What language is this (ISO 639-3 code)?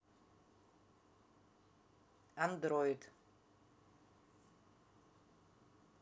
rus